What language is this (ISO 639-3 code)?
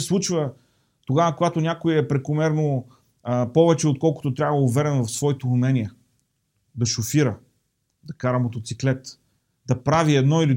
bul